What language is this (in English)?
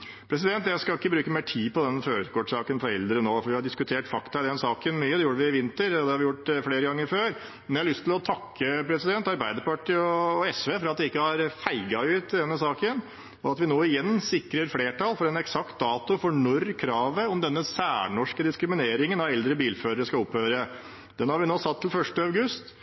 Norwegian Bokmål